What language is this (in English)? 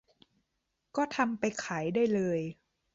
Thai